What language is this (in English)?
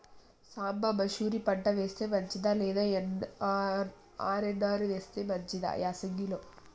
Telugu